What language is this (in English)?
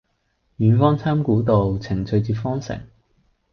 Cantonese